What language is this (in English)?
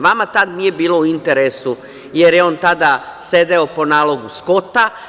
Serbian